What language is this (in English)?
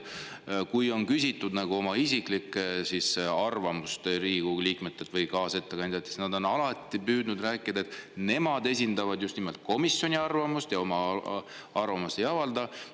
Estonian